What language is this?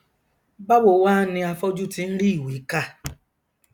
Yoruba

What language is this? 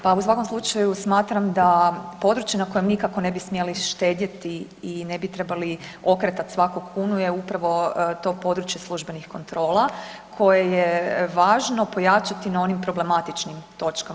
Croatian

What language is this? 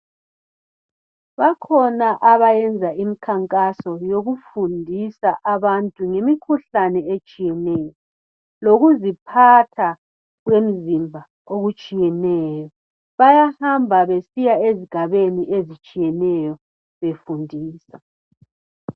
North Ndebele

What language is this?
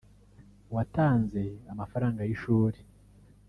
Kinyarwanda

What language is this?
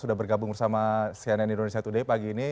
Indonesian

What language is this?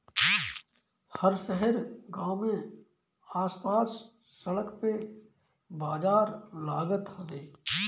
Bhojpuri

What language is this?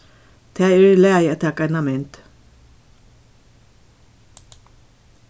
Faroese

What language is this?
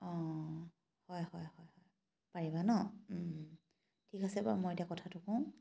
Assamese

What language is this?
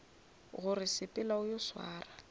Northern Sotho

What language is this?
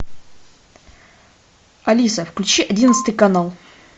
Russian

